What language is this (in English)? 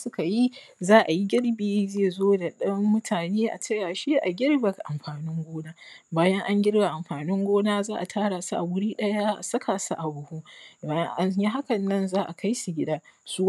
Hausa